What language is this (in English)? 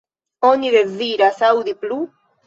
Esperanto